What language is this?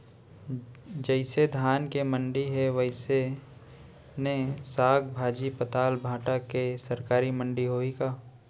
Chhattisgarhi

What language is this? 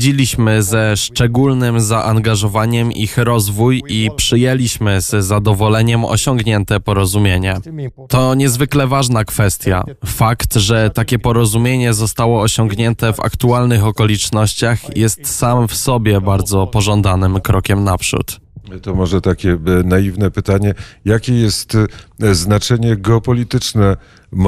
Polish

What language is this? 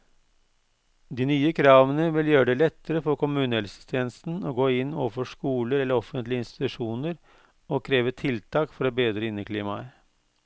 Norwegian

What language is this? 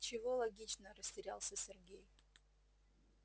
Russian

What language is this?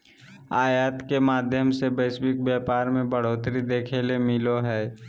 Magahi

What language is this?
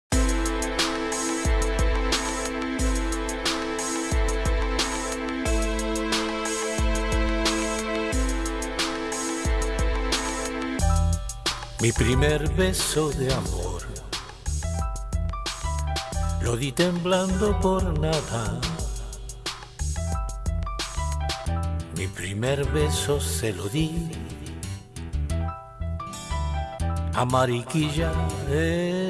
Spanish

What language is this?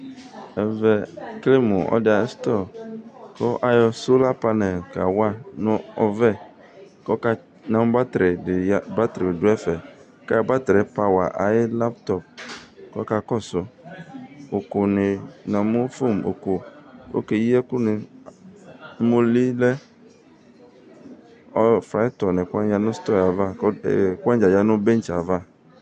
Ikposo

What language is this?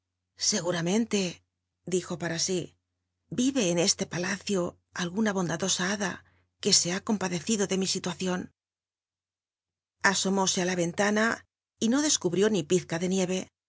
Spanish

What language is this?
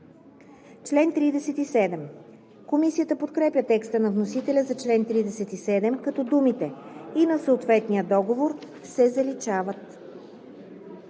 Bulgarian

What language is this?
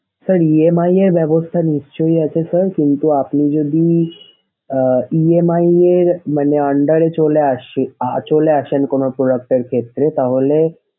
Bangla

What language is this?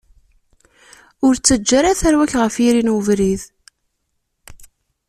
Kabyle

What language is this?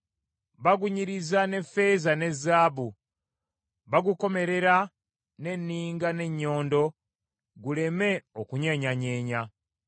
Ganda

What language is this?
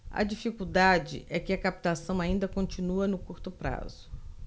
Portuguese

